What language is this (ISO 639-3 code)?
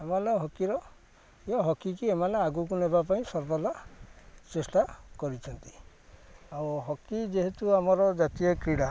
ori